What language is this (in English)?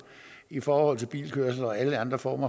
Danish